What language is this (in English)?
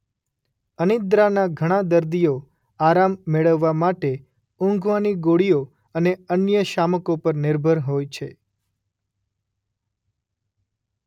Gujarati